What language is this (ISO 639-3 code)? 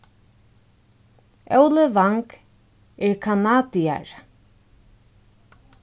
fao